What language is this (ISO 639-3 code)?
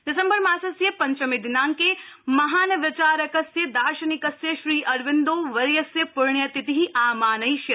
san